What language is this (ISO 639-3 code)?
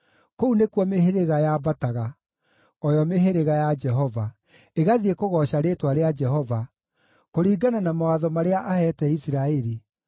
kik